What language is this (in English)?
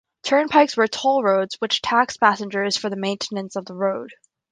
English